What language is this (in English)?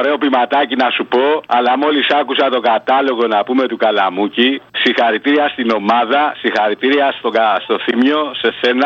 Greek